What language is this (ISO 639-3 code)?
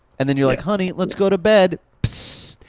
eng